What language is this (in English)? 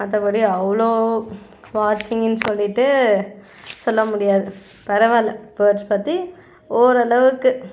Tamil